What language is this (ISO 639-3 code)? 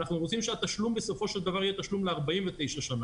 heb